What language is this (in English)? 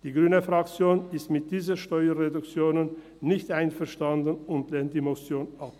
Swiss German